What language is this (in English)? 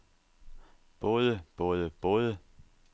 Danish